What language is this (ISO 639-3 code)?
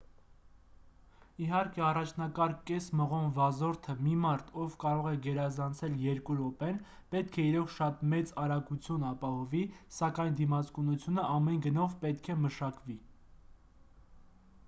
hye